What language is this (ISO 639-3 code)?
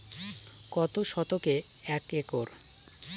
ben